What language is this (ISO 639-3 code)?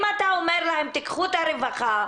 heb